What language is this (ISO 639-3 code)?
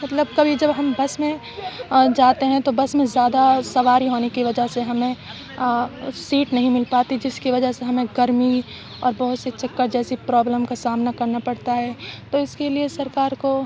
urd